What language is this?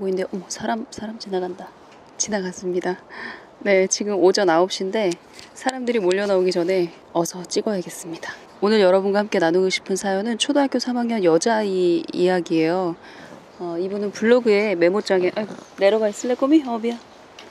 Korean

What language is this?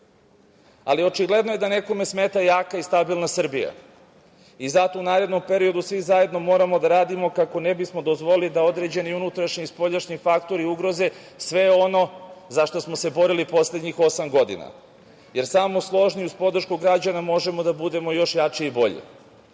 Serbian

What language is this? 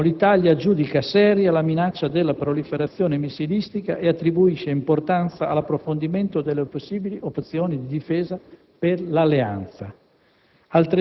Italian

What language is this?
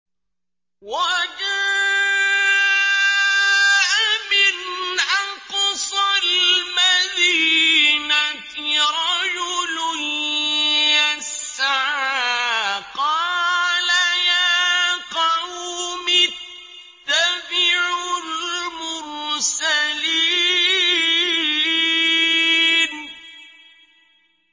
Arabic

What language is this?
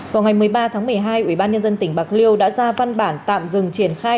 Vietnamese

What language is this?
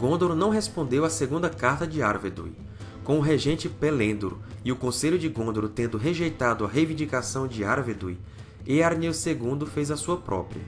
Portuguese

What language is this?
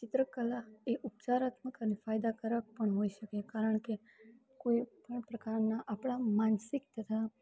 Gujarati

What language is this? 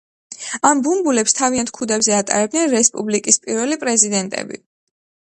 Georgian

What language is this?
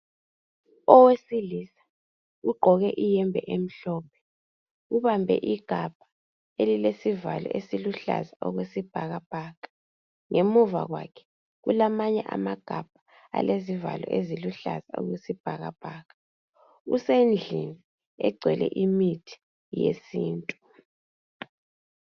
North Ndebele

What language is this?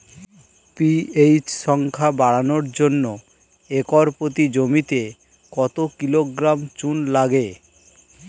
Bangla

